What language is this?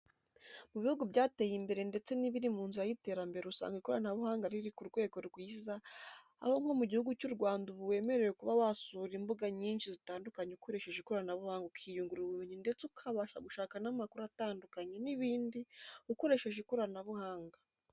Kinyarwanda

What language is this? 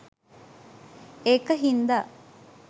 Sinhala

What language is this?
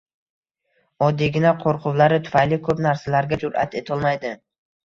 Uzbek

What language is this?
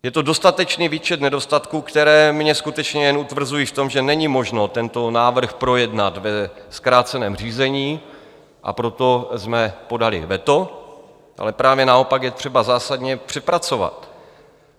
Czech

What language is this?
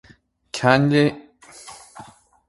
Irish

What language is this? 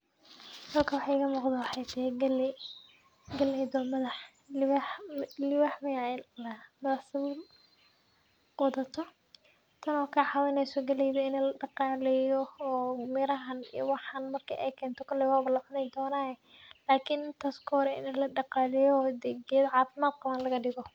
Somali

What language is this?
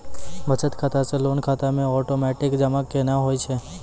Maithili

